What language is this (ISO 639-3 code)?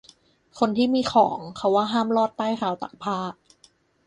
tha